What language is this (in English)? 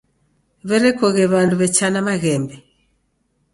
Taita